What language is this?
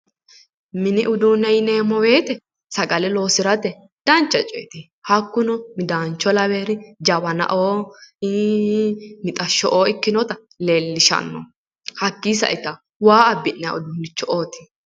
Sidamo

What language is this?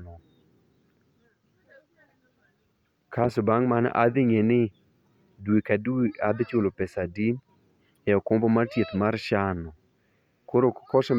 Luo (Kenya and Tanzania)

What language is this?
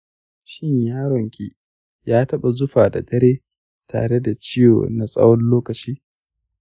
Hausa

